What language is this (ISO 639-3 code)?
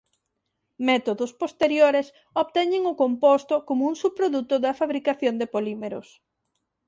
glg